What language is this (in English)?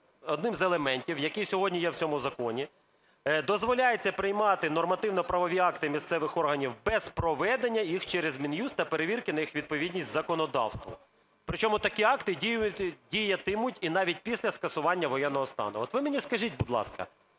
Ukrainian